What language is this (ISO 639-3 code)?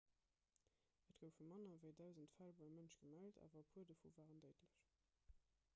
ltz